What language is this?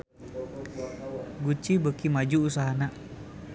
Sundanese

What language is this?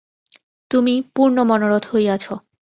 Bangla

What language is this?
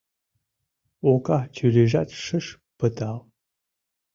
Mari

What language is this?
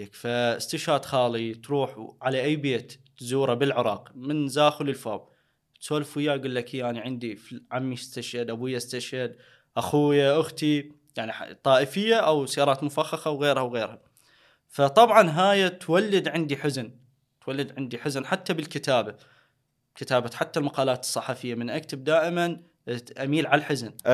Arabic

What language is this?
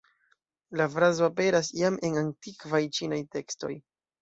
Esperanto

